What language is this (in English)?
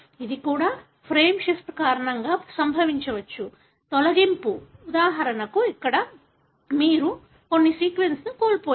Telugu